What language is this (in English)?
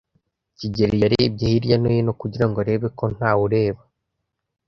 Kinyarwanda